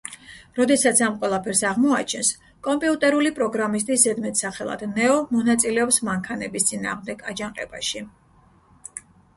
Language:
Georgian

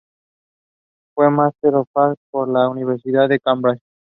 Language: Spanish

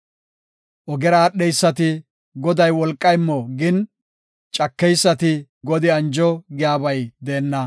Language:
Gofa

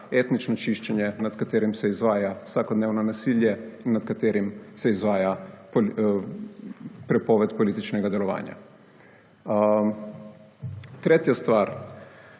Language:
Slovenian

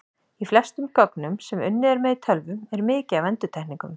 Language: Icelandic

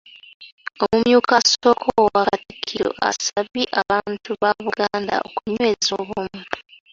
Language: Ganda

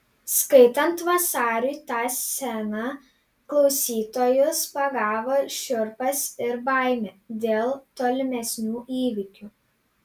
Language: Lithuanian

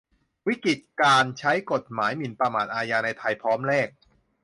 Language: Thai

